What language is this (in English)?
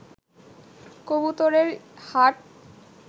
Bangla